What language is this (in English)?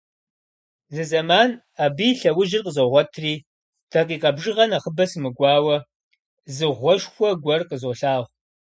Kabardian